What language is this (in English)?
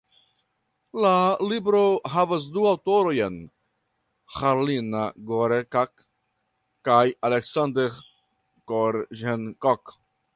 Esperanto